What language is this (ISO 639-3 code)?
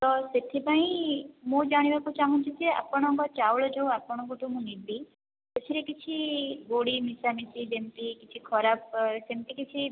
ori